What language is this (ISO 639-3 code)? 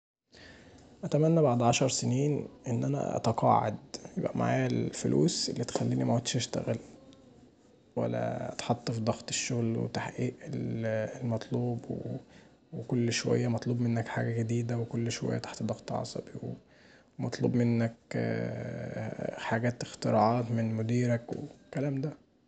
arz